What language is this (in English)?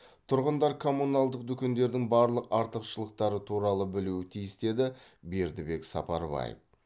Kazakh